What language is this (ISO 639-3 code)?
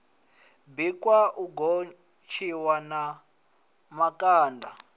ven